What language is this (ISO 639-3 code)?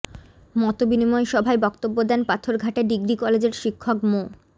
ben